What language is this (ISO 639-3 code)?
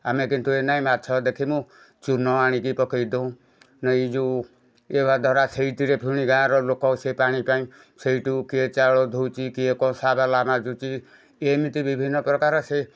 ori